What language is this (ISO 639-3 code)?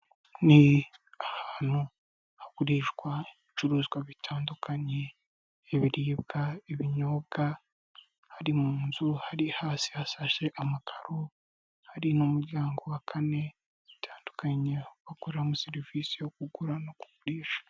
kin